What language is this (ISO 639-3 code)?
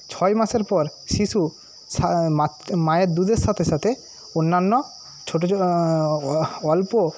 ben